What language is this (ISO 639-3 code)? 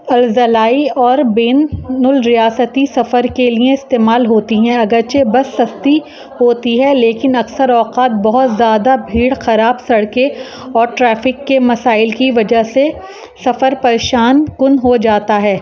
urd